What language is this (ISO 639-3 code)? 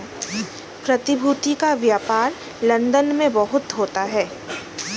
hin